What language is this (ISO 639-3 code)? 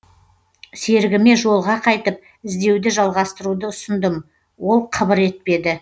kaz